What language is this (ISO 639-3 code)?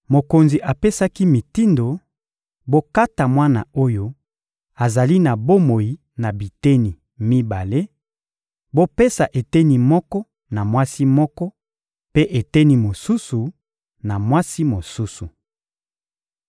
lin